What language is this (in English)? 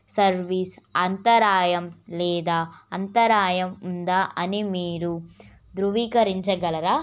Telugu